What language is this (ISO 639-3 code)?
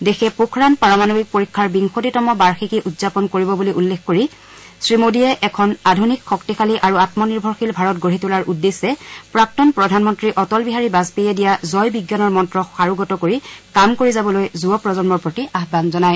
asm